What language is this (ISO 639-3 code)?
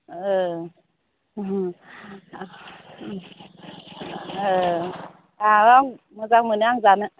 brx